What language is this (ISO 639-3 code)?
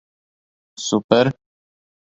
lav